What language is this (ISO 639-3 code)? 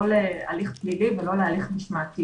heb